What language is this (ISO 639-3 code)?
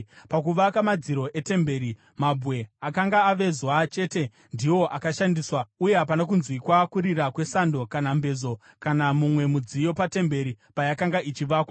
sna